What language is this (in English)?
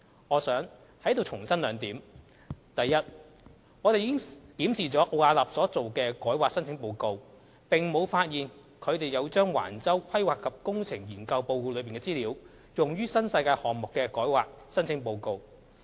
Cantonese